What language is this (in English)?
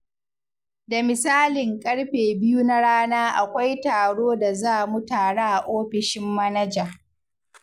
Hausa